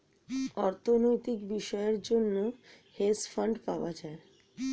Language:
Bangla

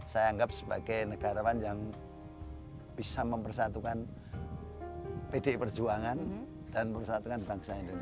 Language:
Indonesian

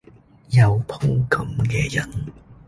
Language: Cantonese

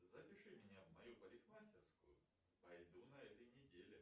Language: Russian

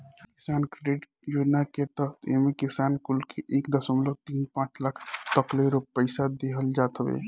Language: Bhojpuri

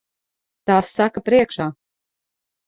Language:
Latvian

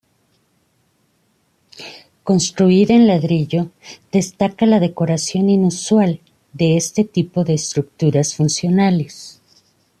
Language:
Spanish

